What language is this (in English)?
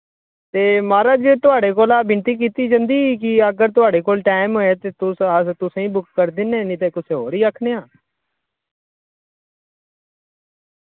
Dogri